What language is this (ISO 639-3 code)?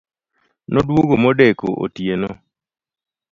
luo